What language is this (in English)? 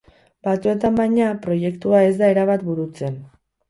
Basque